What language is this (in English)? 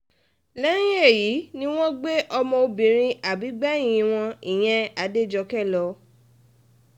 Yoruba